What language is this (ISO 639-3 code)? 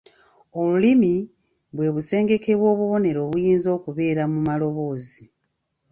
lug